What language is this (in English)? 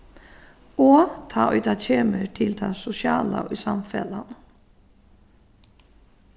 Faroese